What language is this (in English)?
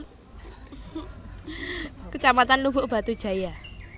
Javanese